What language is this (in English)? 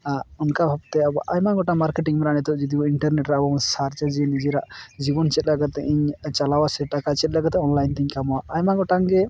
Santali